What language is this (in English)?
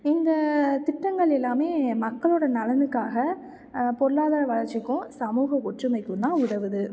Tamil